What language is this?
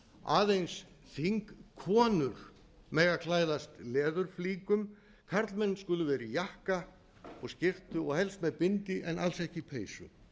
Icelandic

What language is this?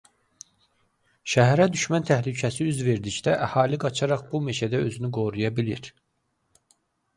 Azerbaijani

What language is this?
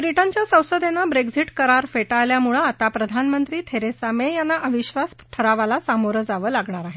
Marathi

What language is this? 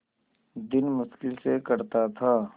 Hindi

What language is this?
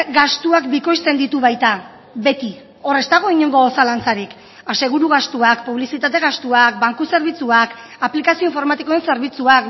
Basque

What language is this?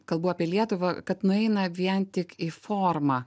Lithuanian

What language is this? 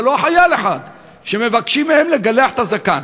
Hebrew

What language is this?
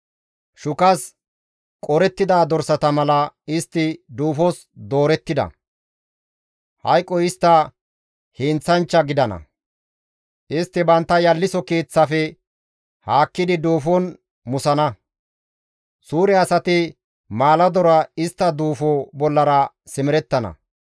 Gamo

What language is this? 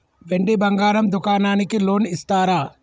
Telugu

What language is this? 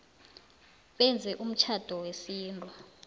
South Ndebele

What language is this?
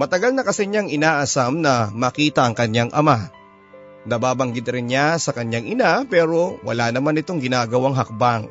Filipino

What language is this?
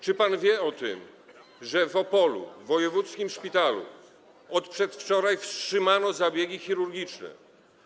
Polish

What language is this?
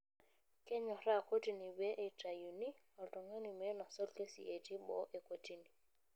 Masai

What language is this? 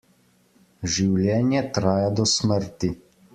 Slovenian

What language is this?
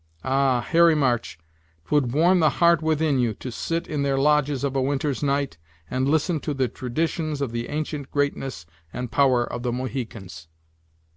English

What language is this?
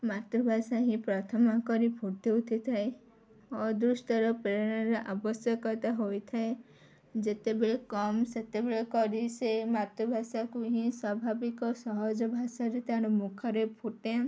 Odia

